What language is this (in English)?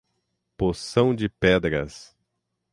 Portuguese